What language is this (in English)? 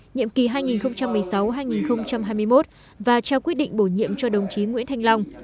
Vietnamese